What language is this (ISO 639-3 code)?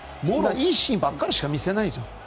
jpn